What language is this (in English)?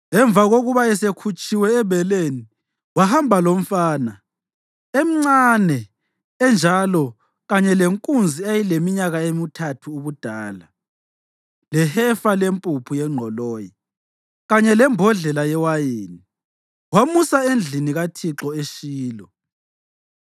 North Ndebele